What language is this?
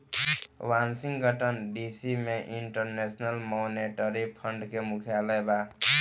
Bhojpuri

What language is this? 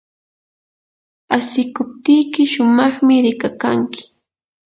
Yanahuanca Pasco Quechua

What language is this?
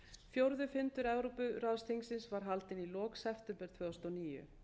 Icelandic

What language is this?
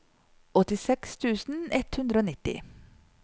Norwegian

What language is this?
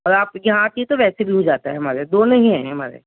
Urdu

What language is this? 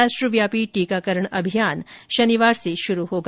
Hindi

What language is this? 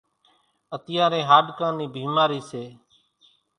Kachi Koli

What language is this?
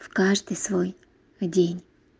Russian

